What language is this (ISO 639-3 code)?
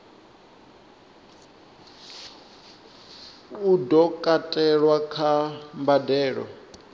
ven